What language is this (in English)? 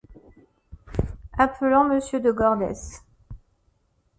French